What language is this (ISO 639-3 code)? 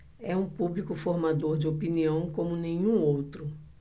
por